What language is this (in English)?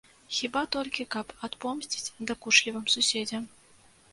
Belarusian